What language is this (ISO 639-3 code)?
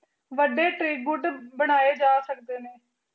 pan